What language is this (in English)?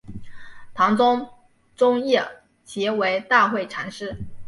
Chinese